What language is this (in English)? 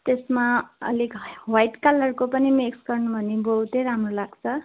Nepali